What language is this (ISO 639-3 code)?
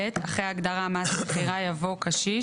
heb